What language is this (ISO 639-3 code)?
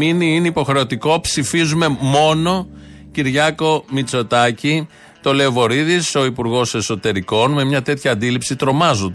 ell